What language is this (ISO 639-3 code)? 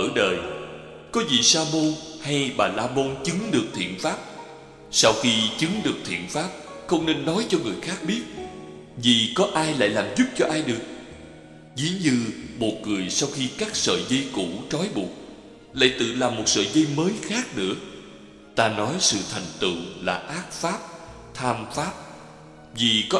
vie